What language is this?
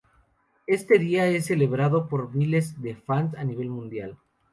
Spanish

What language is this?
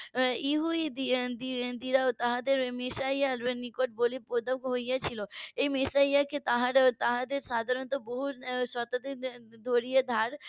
Bangla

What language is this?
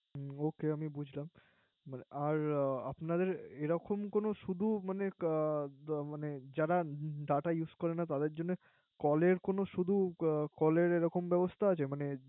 Bangla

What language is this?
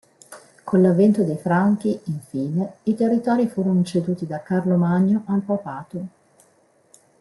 Italian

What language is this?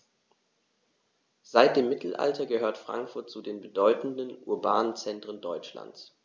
German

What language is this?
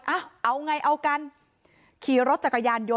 Thai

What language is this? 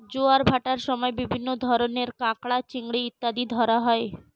Bangla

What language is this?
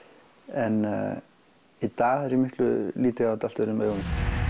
Icelandic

